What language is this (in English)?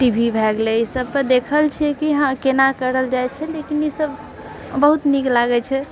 Maithili